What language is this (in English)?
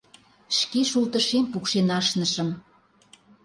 Mari